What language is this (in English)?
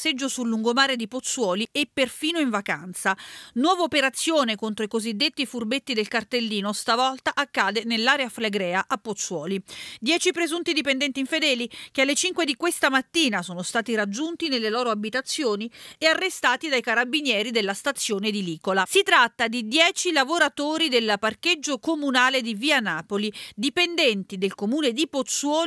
Italian